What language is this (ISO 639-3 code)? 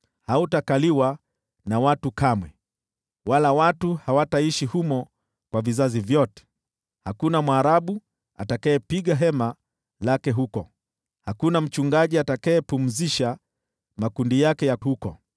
swa